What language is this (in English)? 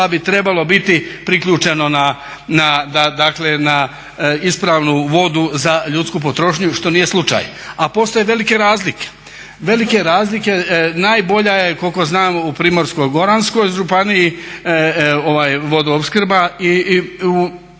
Croatian